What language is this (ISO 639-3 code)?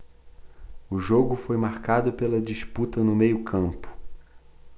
por